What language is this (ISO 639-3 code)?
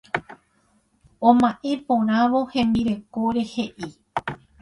grn